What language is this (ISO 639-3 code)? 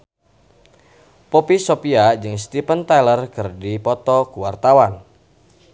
sun